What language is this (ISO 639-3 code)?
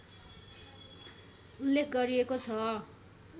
nep